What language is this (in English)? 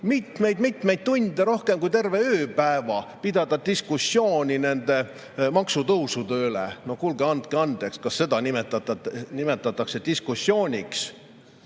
Estonian